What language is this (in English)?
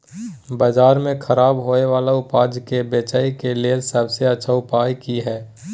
Maithili